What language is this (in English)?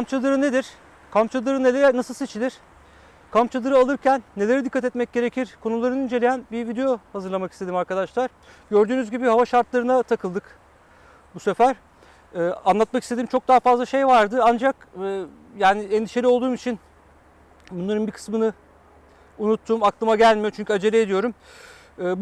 Turkish